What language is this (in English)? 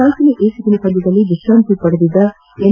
Kannada